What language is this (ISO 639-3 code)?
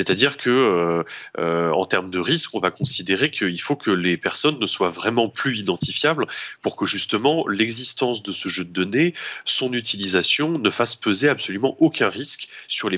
fra